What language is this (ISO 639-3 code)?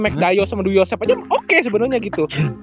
ind